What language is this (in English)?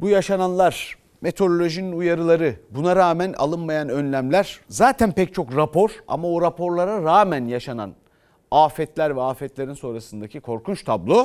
Turkish